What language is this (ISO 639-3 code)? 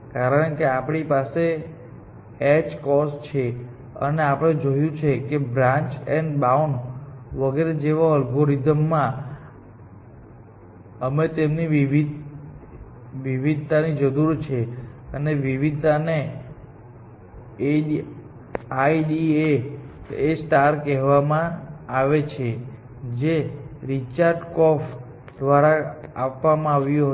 guj